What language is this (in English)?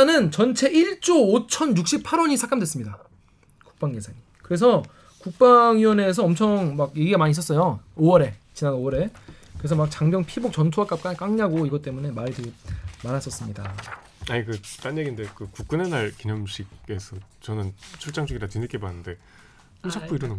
Korean